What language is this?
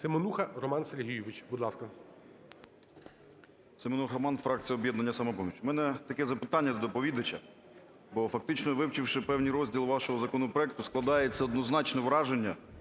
Ukrainian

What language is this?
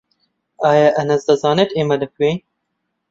Central Kurdish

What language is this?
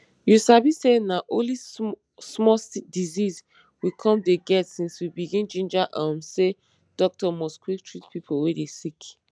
Nigerian Pidgin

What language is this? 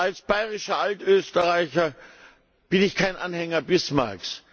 German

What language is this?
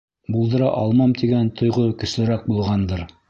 Bashkir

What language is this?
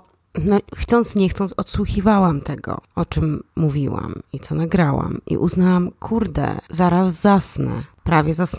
Polish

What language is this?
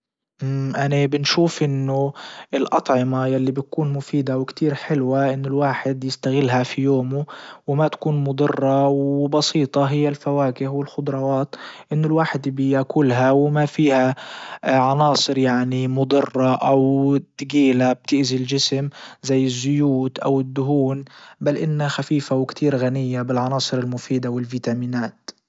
Libyan Arabic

